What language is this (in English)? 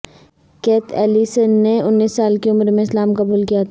Urdu